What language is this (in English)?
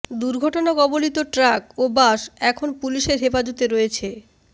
Bangla